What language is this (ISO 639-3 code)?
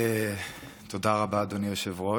heb